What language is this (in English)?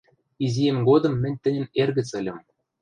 Western Mari